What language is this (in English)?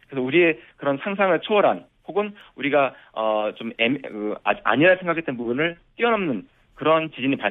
Korean